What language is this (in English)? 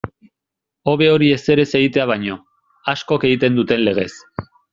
Basque